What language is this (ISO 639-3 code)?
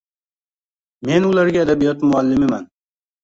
uzb